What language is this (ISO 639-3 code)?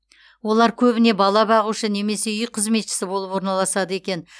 kaz